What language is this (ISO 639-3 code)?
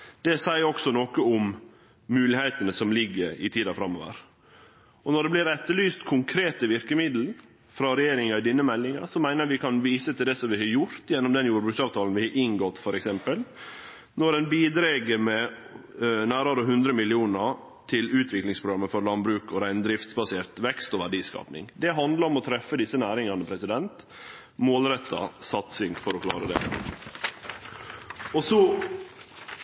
nno